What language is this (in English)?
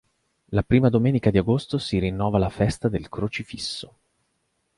Italian